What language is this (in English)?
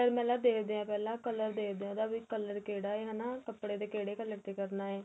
Punjabi